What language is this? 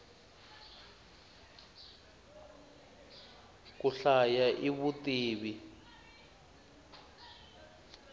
Tsonga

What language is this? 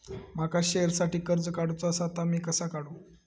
Marathi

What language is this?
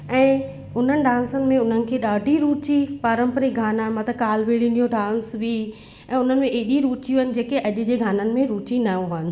Sindhi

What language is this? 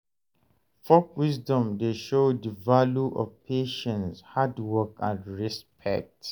Nigerian Pidgin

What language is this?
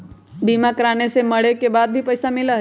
Magahi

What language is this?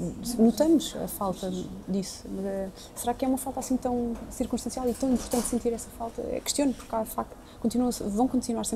Portuguese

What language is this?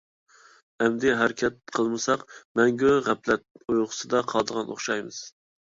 Uyghur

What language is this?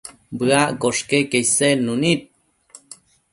Matsés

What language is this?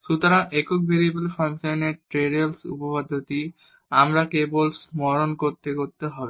Bangla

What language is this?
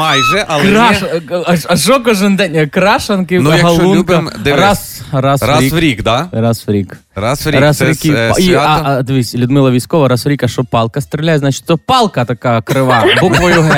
Ukrainian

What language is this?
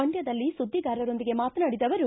Kannada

